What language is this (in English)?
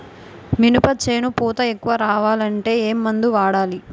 Telugu